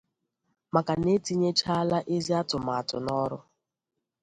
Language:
Igbo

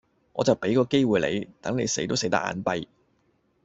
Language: Cantonese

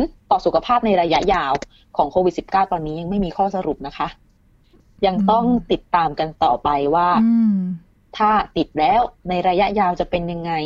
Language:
Thai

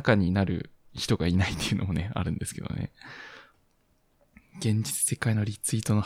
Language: Japanese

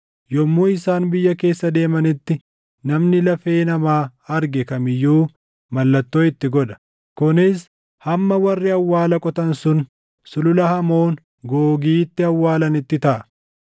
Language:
Oromo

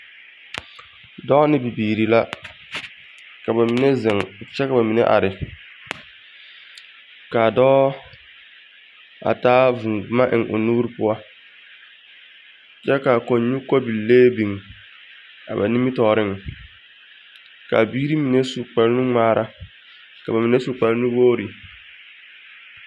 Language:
Southern Dagaare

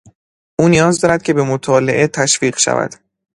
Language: Persian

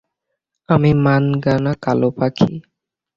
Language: Bangla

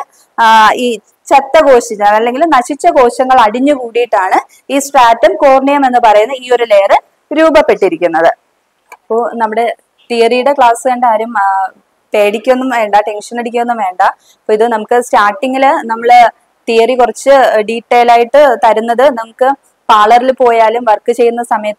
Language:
Malayalam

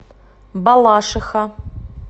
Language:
Russian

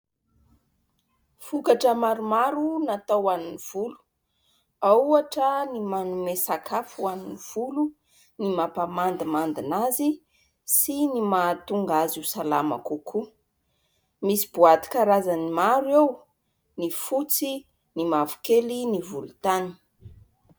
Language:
Malagasy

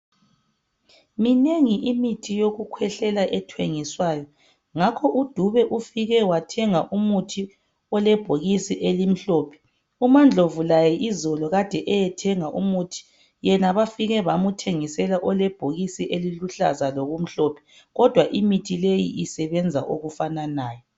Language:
North Ndebele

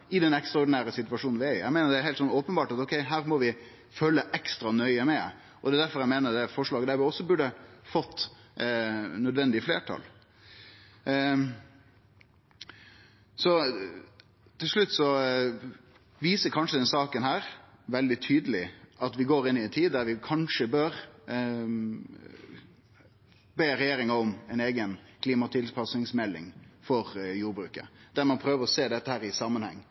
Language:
Norwegian Nynorsk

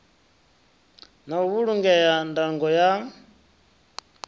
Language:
Venda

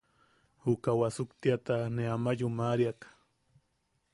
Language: Yaqui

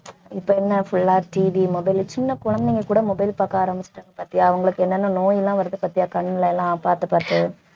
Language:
Tamil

